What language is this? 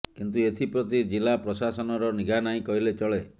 Odia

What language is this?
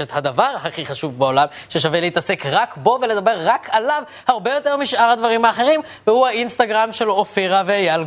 Hebrew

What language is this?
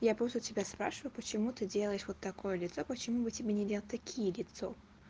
Russian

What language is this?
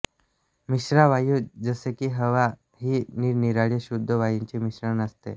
Marathi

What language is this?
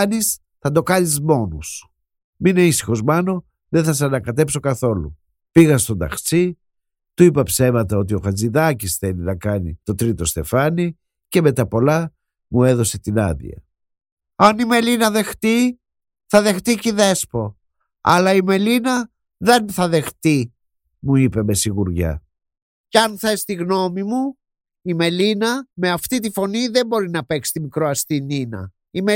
Greek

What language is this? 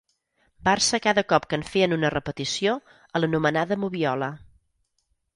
Catalan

